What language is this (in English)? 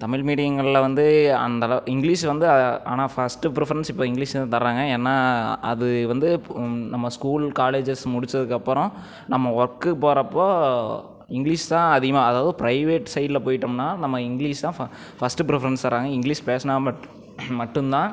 Tamil